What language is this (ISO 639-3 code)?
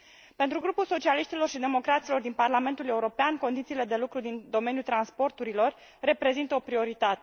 ron